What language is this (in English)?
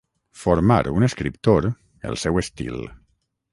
Catalan